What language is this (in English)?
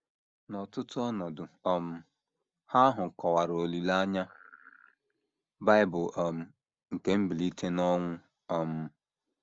Igbo